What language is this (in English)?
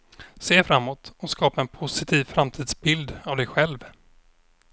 Swedish